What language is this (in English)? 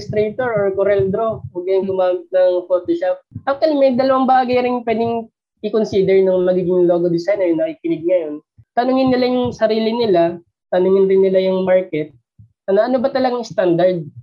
Filipino